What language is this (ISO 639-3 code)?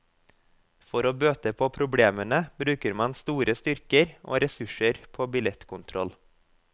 nor